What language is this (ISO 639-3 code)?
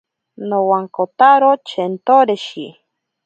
prq